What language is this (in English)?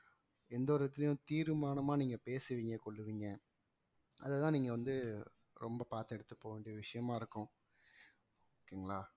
Tamil